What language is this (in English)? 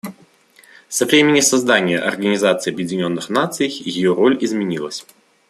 Russian